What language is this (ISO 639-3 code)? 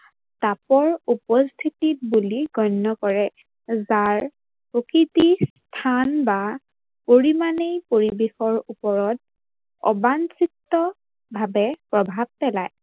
asm